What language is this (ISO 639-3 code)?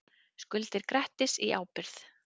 isl